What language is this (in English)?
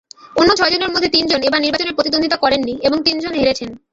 Bangla